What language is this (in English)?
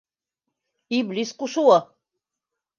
Bashkir